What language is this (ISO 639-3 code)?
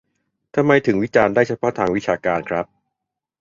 tha